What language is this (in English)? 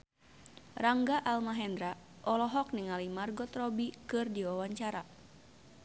Sundanese